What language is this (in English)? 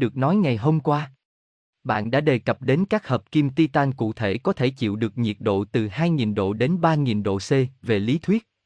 Vietnamese